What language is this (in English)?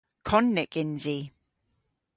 Cornish